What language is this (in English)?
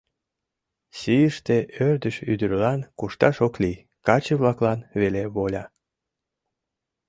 Mari